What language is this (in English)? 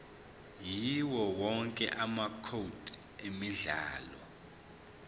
Zulu